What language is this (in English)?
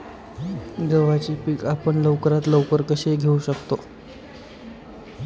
Marathi